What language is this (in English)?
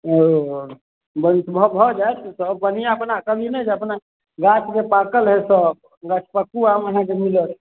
Maithili